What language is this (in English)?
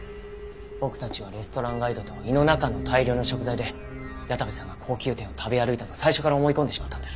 Japanese